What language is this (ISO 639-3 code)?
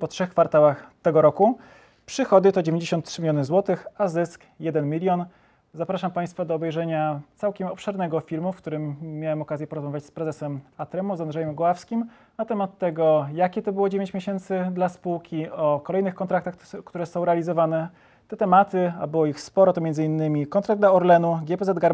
pol